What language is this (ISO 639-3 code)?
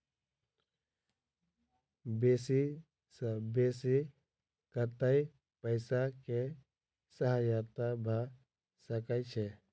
mai